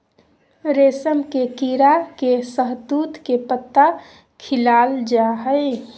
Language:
Magahi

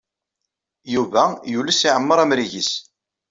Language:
Kabyle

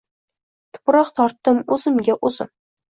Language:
Uzbek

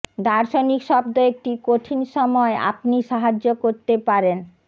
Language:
Bangla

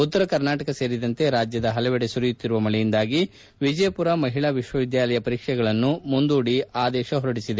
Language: Kannada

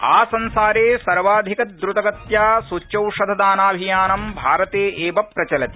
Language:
Sanskrit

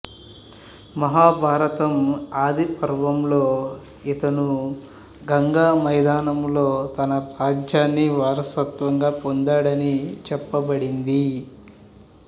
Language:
Telugu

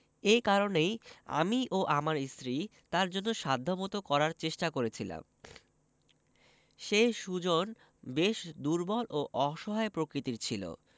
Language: Bangla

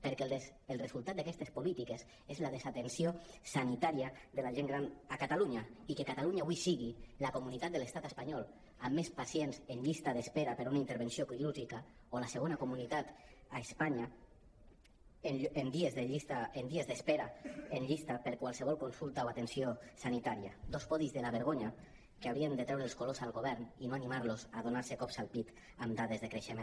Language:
Catalan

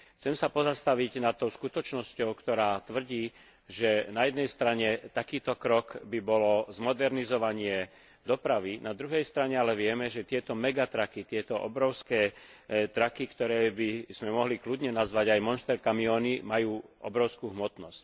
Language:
Slovak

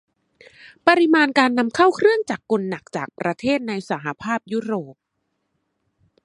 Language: Thai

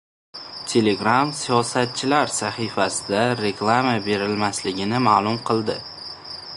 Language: Uzbek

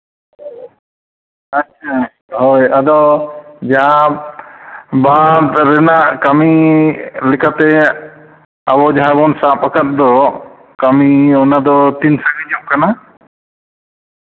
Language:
Santali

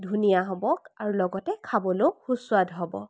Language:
Assamese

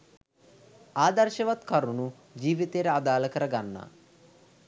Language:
Sinhala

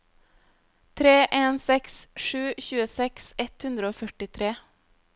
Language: Norwegian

